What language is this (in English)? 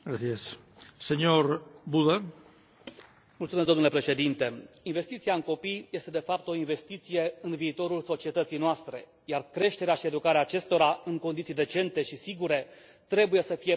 Romanian